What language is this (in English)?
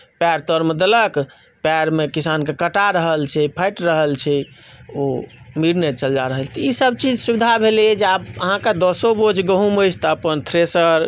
Maithili